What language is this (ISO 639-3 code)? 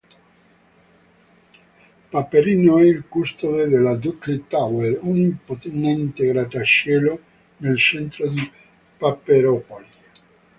ita